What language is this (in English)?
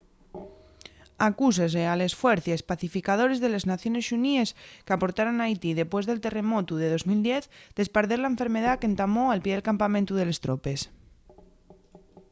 Asturian